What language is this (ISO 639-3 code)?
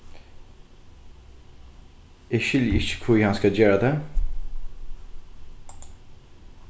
fao